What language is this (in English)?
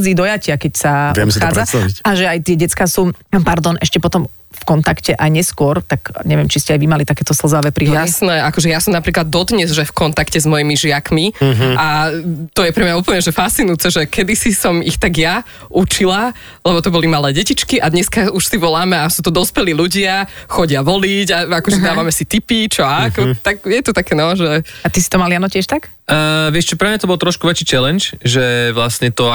Slovak